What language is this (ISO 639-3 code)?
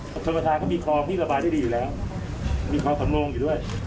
tha